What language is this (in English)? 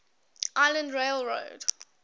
English